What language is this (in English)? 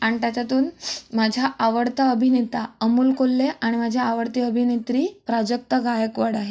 Marathi